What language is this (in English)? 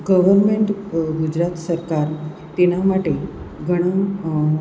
Gujarati